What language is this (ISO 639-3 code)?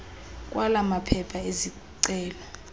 xho